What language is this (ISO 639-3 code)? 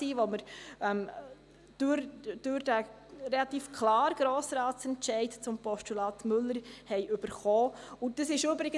gsw